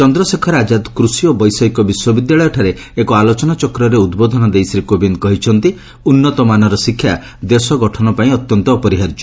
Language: Odia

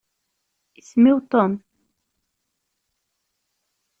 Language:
Kabyle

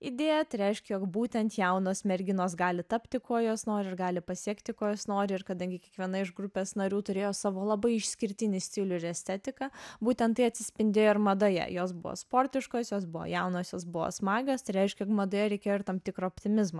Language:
Lithuanian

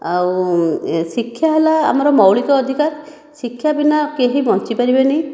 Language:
Odia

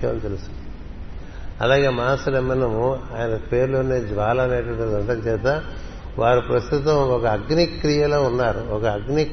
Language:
Telugu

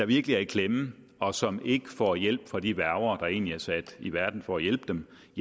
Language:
Danish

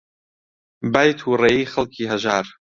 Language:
Central Kurdish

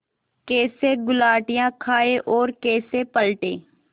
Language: Hindi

